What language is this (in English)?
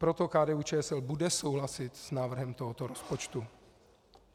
Czech